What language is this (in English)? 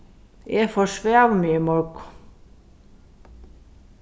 Faroese